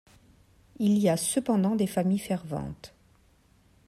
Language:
French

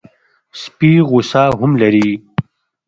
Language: Pashto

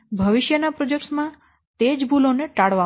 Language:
Gujarati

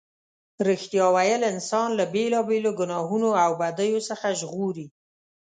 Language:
Pashto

